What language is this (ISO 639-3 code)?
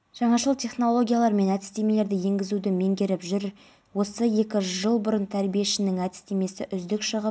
kaz